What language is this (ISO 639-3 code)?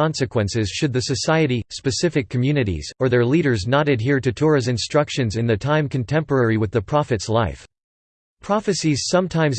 eng